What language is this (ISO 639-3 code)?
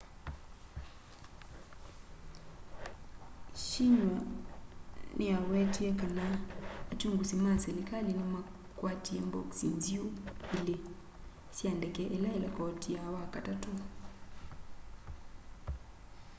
kam